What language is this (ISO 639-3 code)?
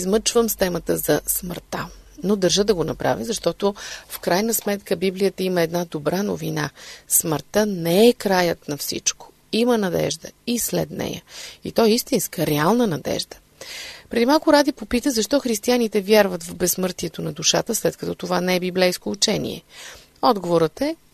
bul